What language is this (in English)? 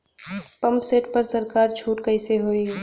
Bhojpuri